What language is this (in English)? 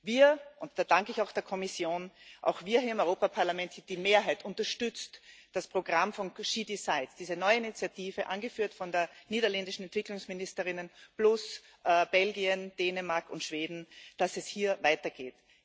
German